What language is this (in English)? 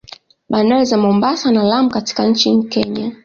Swahili